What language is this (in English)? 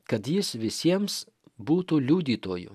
Lithuanian